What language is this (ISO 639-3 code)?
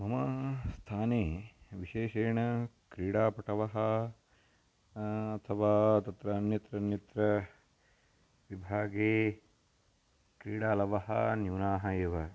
san